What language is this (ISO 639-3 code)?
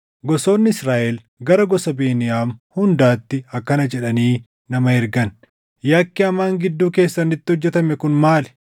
orm